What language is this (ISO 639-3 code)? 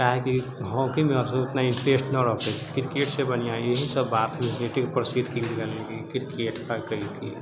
mai